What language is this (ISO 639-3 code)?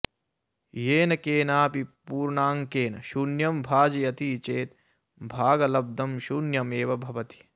san